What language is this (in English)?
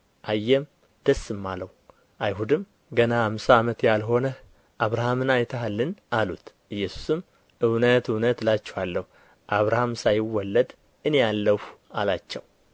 Amharic